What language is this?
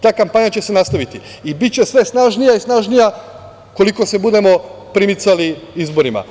Serbian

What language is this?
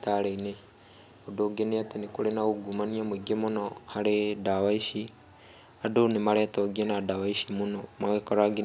Kikuyu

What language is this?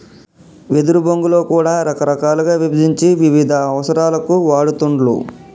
Telugu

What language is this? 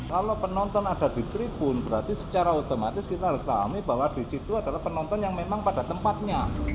Indonesian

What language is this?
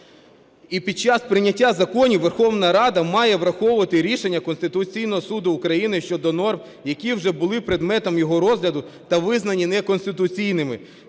Ukrainian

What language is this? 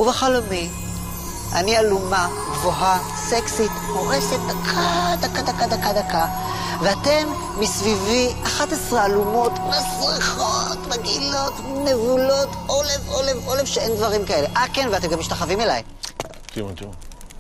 Hebrew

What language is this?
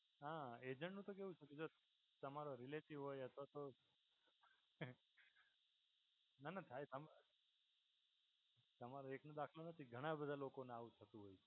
Gujarati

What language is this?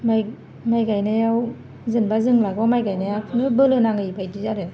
Bodo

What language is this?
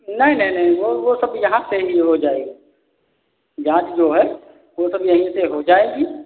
Hindi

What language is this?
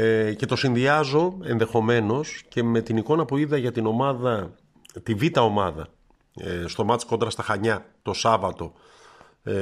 Greek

